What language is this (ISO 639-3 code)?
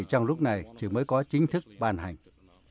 vie